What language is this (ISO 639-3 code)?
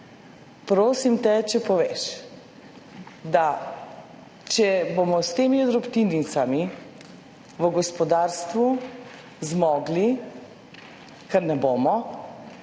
slv